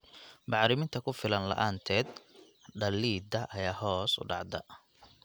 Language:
Somali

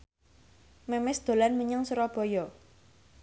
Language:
Javanese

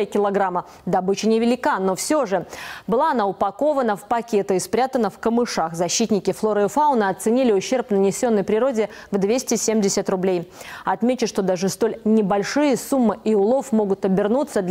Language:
Russian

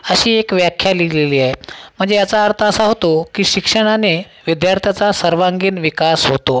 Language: Marathi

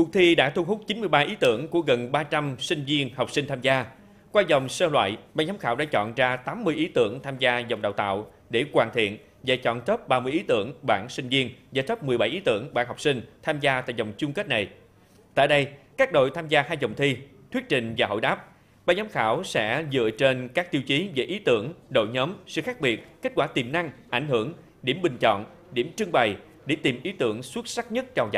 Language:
Vietnamese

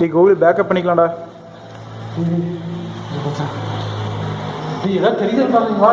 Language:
Tamil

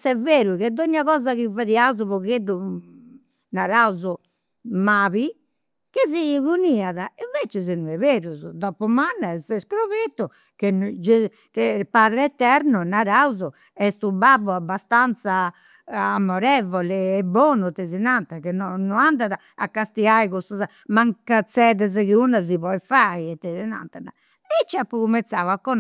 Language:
Campidanese Sardinian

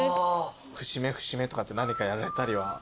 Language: Japanese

